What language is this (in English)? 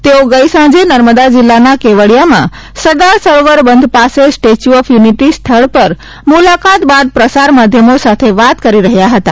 Gujarati